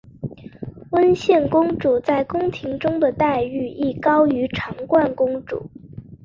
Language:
Chinese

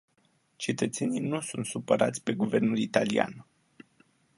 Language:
Romanian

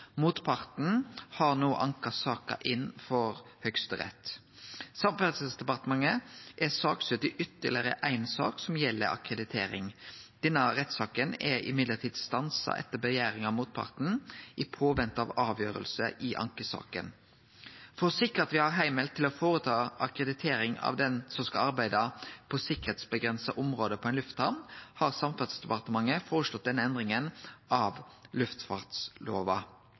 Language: Norwegian Nynorsk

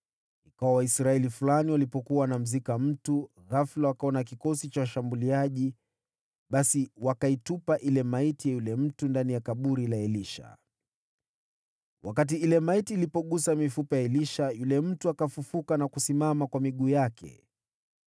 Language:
Swahili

